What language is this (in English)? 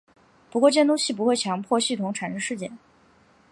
Chinese